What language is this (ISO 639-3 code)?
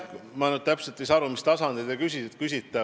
est